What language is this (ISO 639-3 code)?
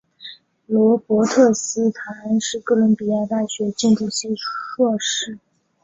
zho